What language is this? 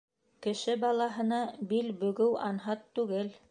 Bashkir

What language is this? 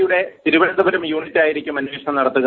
Malayalam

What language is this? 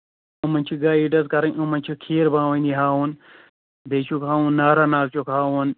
Kashmiri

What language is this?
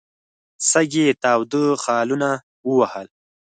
Pashto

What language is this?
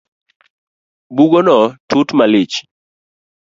Luo (Kenya and Tanzania)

